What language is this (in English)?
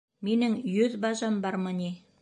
Bashkir